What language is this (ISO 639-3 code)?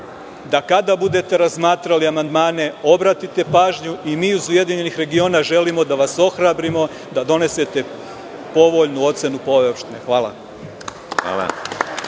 srp